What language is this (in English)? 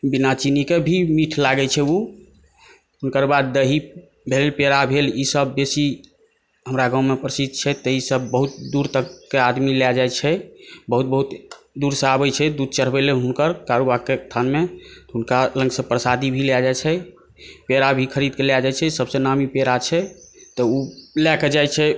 Maithili